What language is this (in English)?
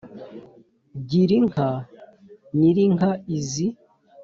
Kinyarwanda